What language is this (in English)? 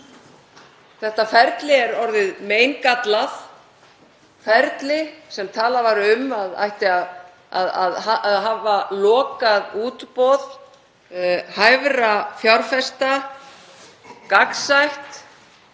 Icelandic